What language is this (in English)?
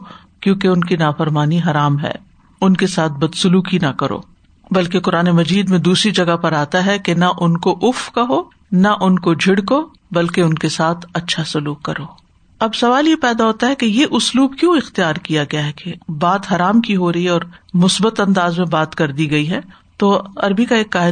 Urdu